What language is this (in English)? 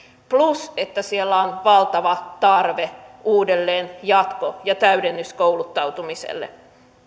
Finnish